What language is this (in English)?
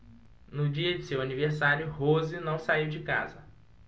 Portuguese